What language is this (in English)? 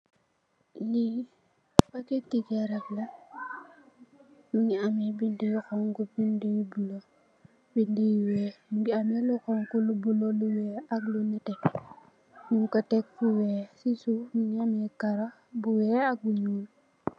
Wolof